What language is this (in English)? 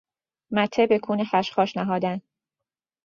Persian